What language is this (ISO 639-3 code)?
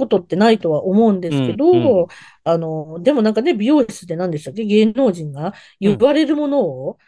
jpn